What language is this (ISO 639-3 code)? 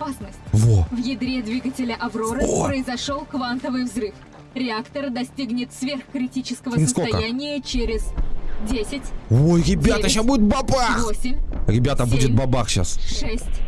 rus